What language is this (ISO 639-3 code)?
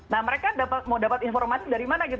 ind